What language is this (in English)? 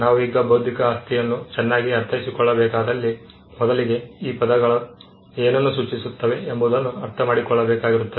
Kannada